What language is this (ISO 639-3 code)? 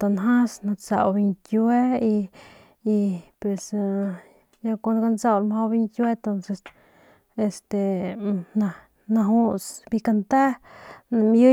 pmq